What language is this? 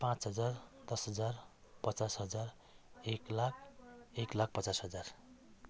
Nepali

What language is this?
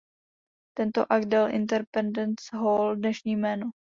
Czech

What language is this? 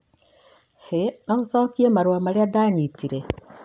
Kikuyu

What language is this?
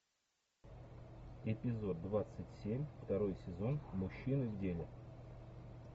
Russian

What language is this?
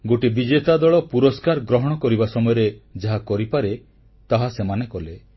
Odia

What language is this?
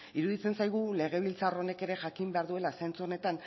Basque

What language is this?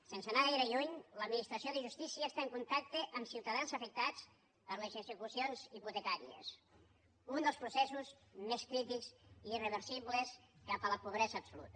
Catalan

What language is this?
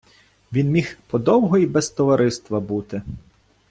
Ukrainian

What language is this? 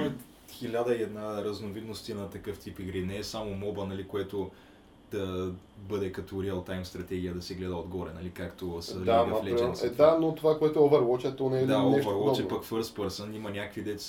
Bulgarian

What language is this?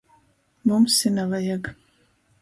Latgalian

